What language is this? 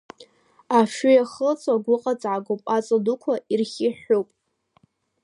Abkhazian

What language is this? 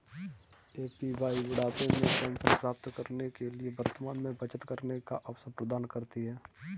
Hindi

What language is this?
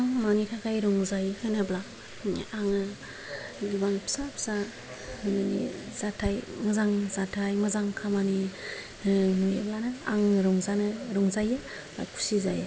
Bodo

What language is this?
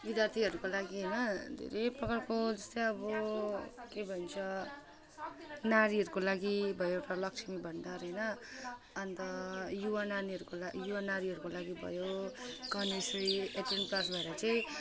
Nepali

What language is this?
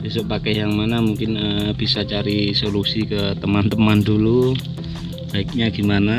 Indonesian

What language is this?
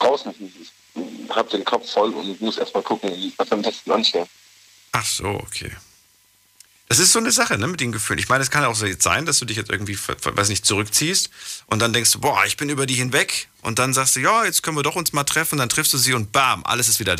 German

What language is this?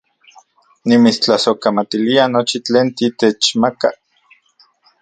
Central Puebla Nahuatl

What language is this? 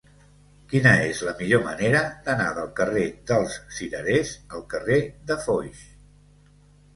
Catalan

